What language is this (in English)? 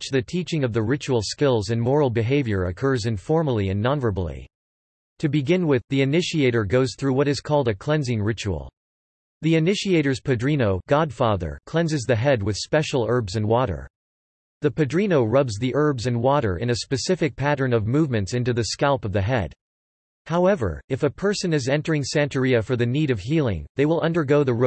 English